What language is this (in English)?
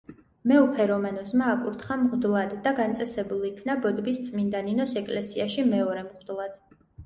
Georgian